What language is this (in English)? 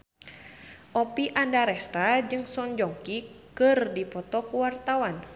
Sundanese